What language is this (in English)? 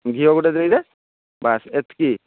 Odia